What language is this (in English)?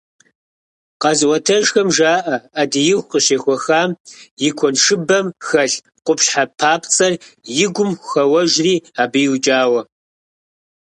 Kabardian